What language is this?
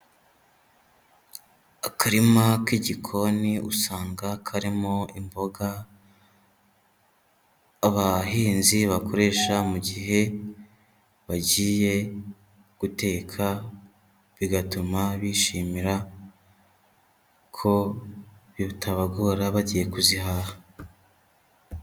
Kinyarwanda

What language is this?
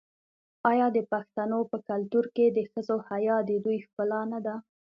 Pashto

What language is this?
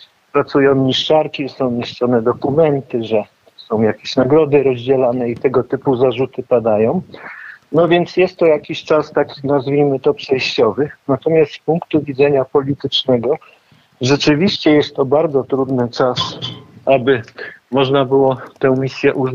Polish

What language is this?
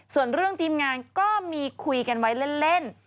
Thai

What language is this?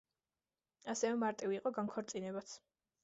Georgian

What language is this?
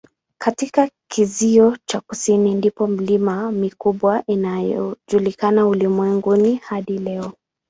Swahili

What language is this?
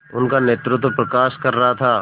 Hindi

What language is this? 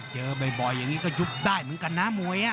Thai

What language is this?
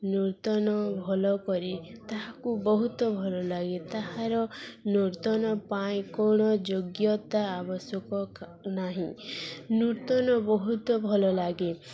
Odia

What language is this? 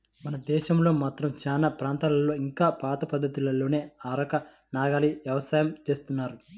Telugu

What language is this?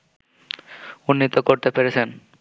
Bangla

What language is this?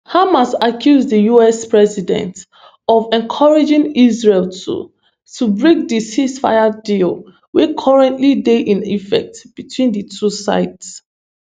Nigerian Pidgin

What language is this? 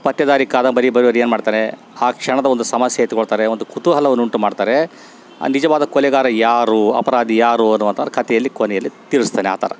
Kannada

